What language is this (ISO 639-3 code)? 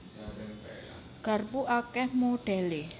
jav